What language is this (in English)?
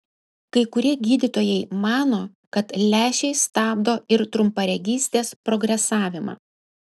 Lithuanian